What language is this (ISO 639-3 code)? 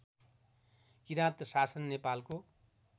nep